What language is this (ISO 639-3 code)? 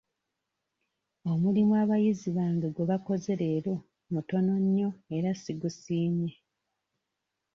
lug